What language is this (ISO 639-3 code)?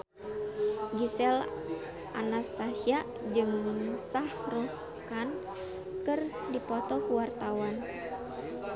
sun